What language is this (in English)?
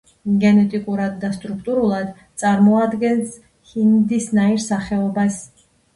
Georgian